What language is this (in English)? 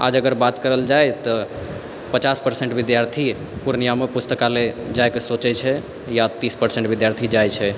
Maithili